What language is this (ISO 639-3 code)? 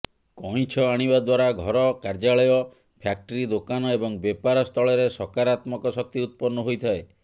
ori